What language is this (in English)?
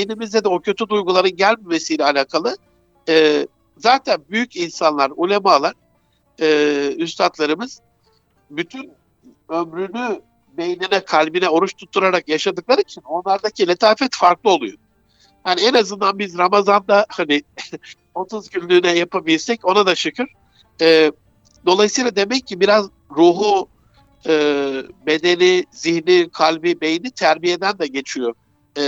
Turkish